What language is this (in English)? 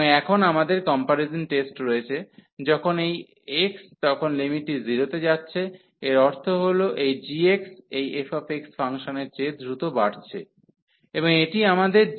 Bangla